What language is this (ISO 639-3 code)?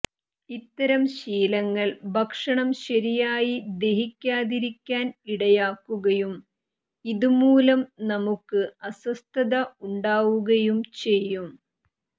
mal